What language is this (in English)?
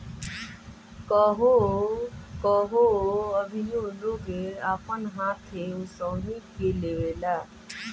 Bhojpuri